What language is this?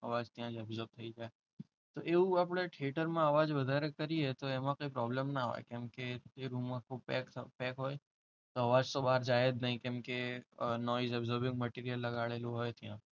Gujarati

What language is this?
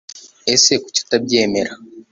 Kinyarwanda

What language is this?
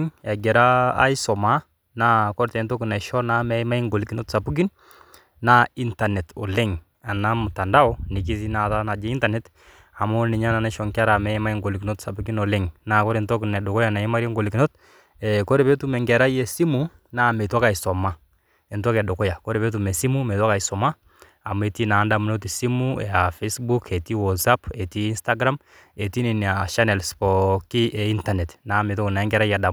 Masai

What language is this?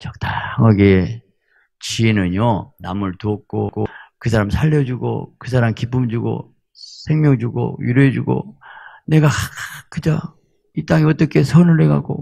Korean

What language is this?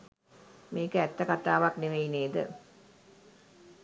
Sinhala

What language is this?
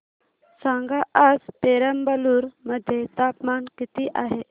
Marathi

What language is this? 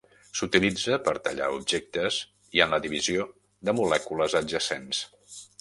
Catalan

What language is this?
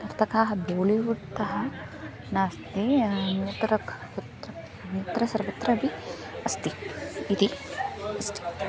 Sanskrit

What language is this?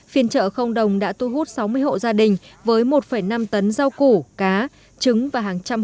Vietnamese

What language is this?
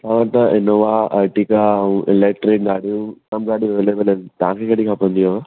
Sindhi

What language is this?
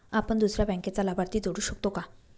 Marathi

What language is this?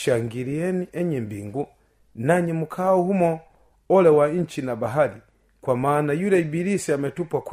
Swahili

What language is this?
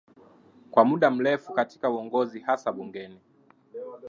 Swahili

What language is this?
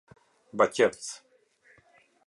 Albanian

